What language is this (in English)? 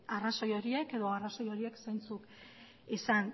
Basque